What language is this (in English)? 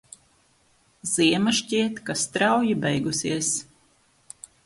Latvian